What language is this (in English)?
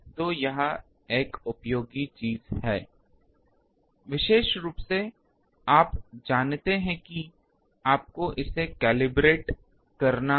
Hindi